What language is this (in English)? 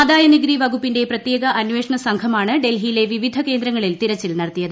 Malayalam